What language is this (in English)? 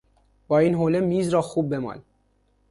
Persian